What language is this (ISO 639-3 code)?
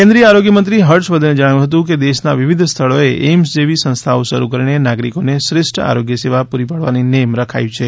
guj